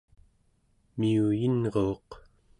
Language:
Central Yupik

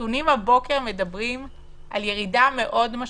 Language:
Hebrew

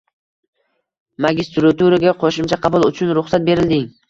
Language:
Uzbek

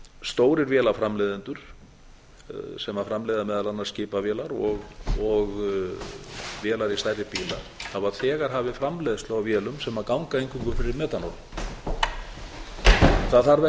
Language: Icelandic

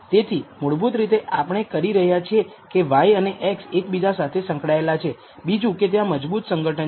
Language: Gujarati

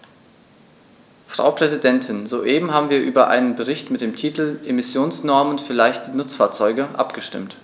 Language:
German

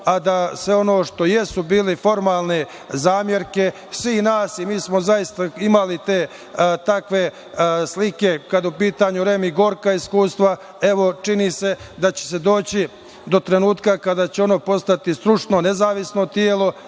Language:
Serbian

